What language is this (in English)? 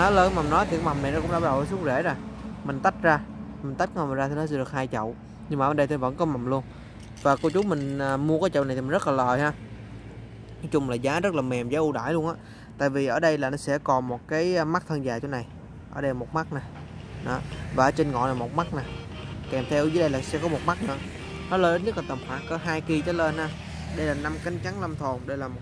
Vietnamese